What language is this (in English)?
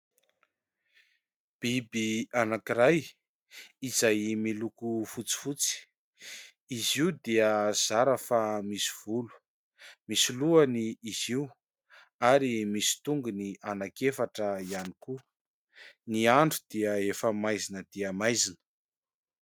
Malagasy